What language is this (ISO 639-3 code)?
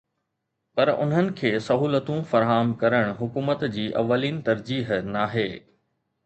snd